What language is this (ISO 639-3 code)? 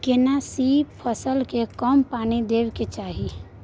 mai